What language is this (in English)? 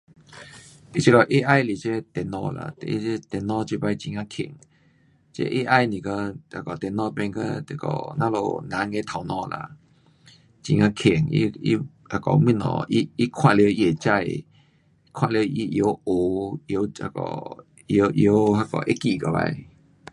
Pu-Xian Chinese